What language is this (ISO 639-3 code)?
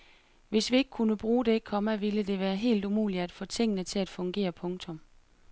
dan